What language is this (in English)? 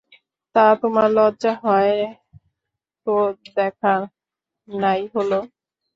Bangla